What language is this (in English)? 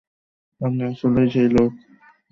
Bangla